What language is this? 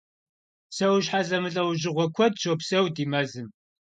Kabardian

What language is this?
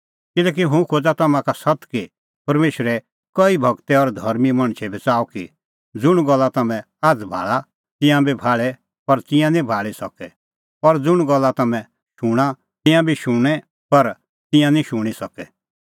Kullu Pahari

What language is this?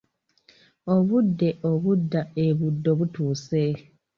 Ganda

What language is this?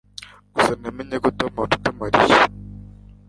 Kinyarwanda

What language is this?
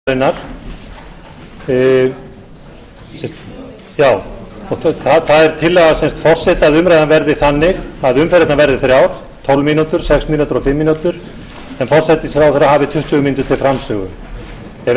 Icelandic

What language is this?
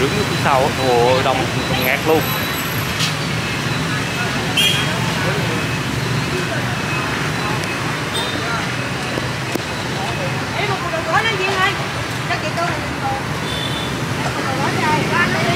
Vietnamese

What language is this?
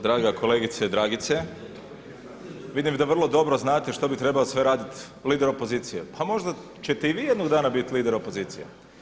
Croatian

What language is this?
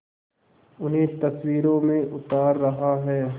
Hindi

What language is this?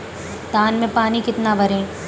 Hindi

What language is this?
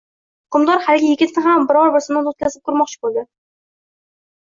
Uzbek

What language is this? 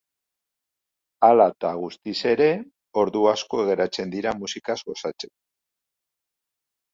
Basque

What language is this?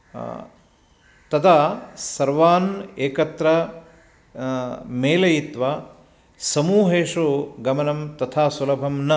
Sanskrit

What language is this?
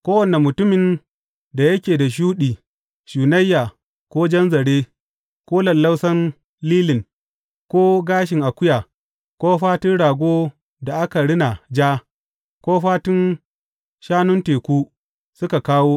Hausa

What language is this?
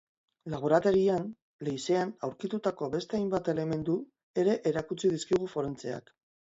Basque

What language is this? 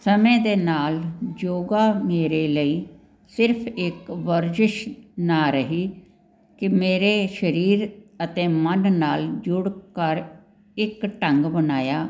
Punjabi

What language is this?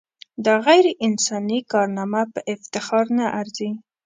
Pashto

